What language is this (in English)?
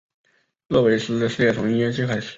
Chinese